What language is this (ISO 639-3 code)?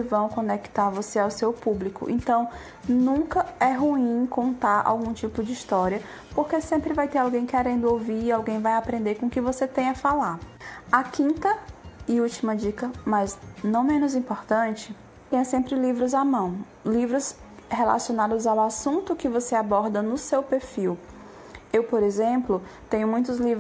por